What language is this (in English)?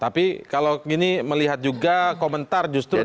Indonesian